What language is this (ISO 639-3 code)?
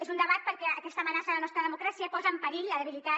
cat